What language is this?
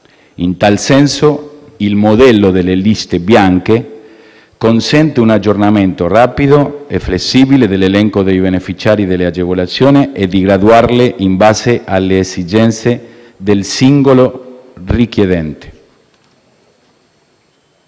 Italian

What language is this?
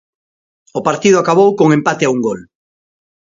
Galician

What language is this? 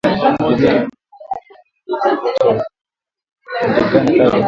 Swahili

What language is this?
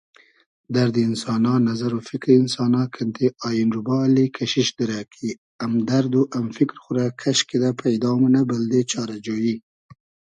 Hazaragi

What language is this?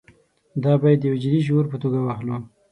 Pashto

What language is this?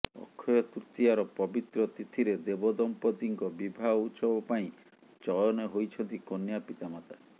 Odia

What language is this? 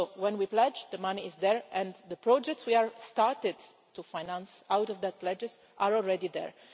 English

